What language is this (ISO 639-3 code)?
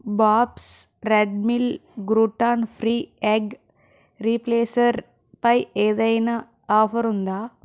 tel